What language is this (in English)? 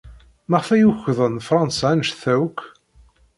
Kabyle